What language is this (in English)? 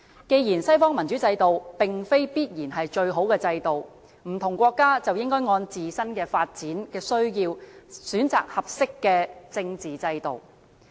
Cantonese